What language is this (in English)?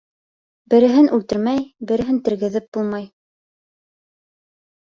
Bashkir